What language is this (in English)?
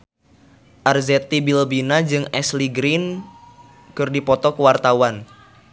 Sundanese